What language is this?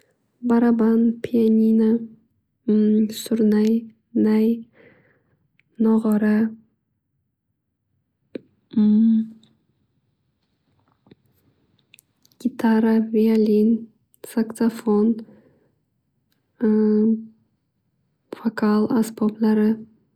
Uzbek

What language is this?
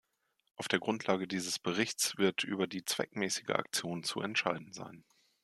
German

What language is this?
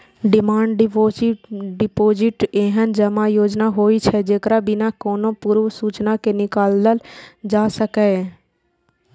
Maithili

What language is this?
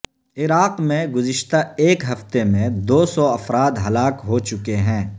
Urdu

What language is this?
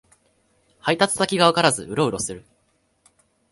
Japanese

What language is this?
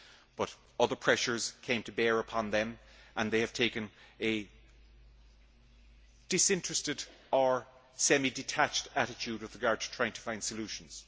English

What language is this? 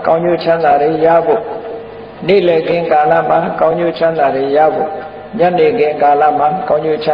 Thai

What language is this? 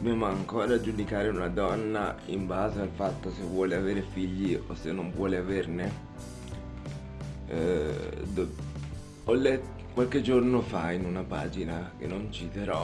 Italian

